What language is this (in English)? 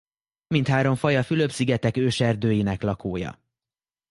Hungarian